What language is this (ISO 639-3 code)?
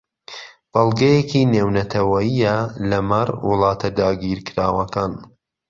ckb